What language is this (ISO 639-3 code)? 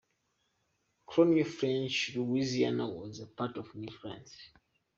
eng